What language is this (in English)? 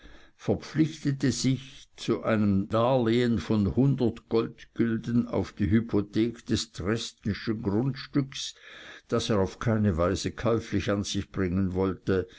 German